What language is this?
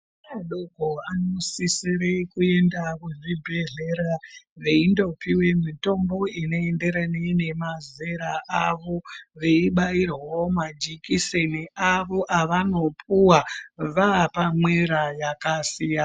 Ndau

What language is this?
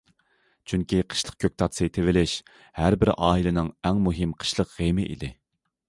Uyghur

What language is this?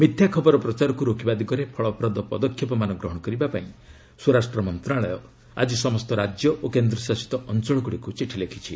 Odia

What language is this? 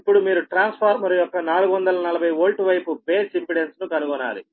Telugu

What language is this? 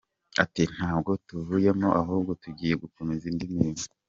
Kinyarwanda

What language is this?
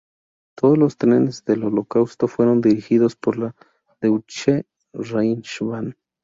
Spanish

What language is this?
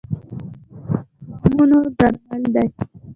Pashto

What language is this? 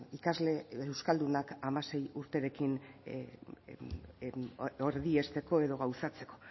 Basque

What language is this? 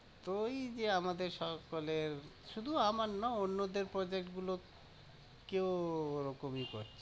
Bangla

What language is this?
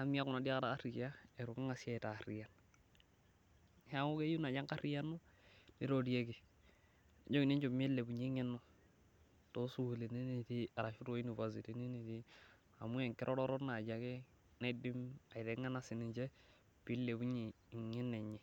Masai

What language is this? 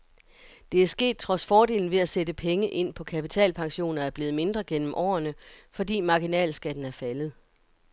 Danish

